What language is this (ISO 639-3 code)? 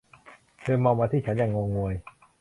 tha